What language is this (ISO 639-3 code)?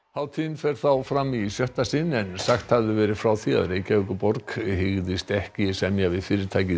isl